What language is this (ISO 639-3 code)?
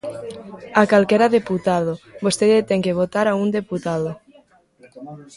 glg